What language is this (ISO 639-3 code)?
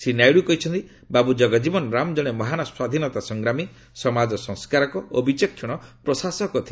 ori